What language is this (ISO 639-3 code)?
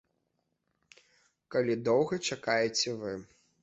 bel